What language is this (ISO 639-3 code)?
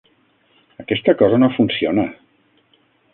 cat